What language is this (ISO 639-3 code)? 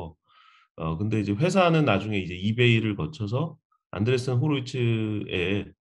kor